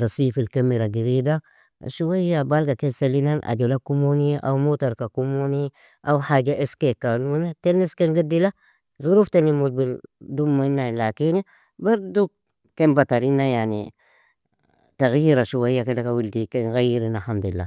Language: Nobiin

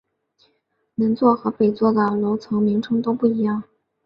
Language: Chinese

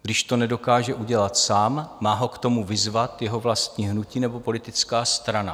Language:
Czech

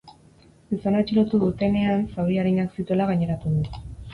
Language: Basque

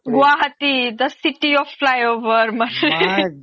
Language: Assamese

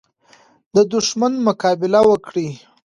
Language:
Pashto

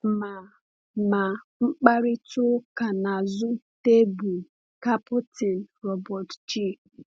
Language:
Igbo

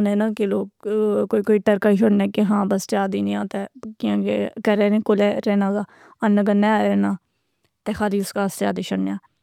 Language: Pahari-Potwari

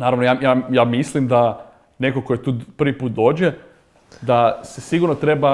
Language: Croatian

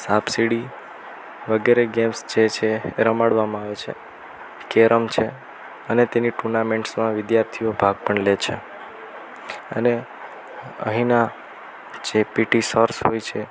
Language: Gujarati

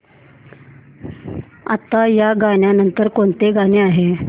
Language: Marathi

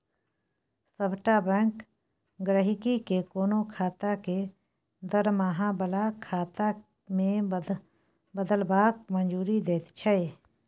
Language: Maithili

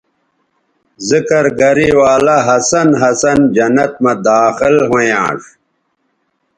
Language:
Bateri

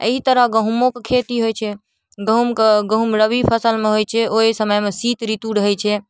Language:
Maithili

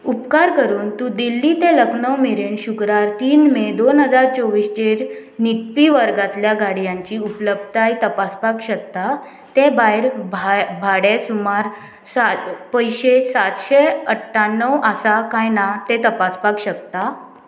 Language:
Konkani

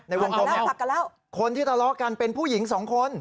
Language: Thai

